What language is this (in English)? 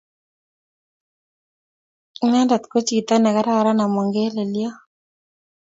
Kalenjin